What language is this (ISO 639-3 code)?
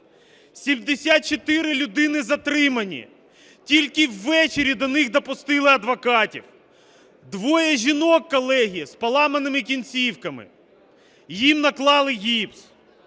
ukr